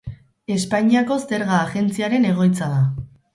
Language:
Basque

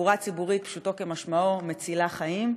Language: Hebrew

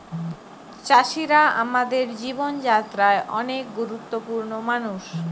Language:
Bangla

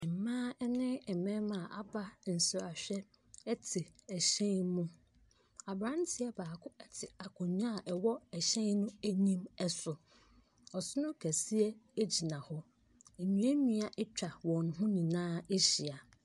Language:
Akan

